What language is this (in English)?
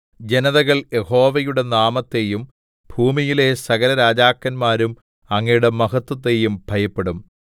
Malayalam